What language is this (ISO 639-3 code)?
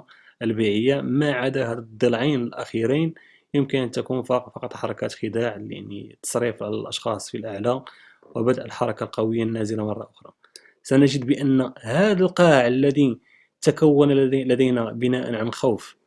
ara